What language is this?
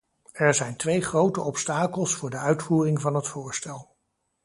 Dutch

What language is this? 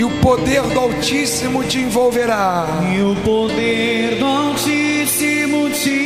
Portuguese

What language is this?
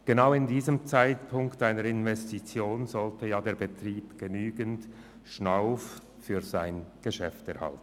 Swiss German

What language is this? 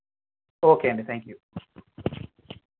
Telugu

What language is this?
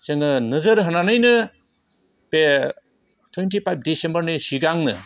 Bodo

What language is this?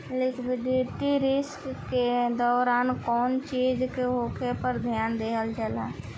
Bhojpuri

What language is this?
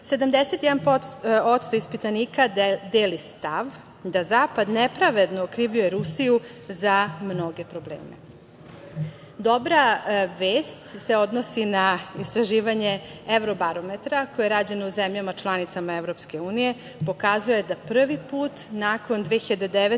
Serbian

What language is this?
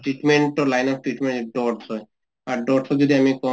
Assamese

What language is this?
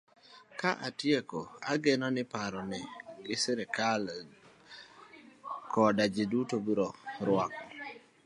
Luo (Kenya and Tanzania)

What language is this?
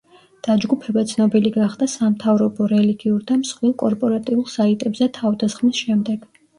Georgian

